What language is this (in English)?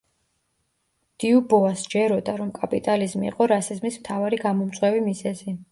Georgian